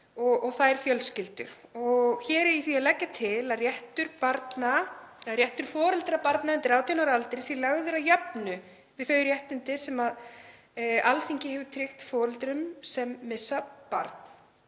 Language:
Icelandic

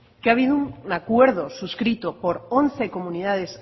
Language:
Spanish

